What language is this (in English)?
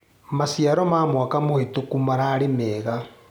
Kikuyu